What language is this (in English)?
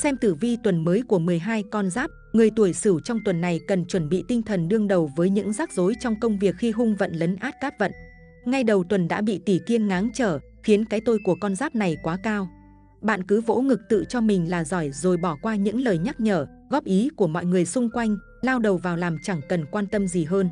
Vietnamese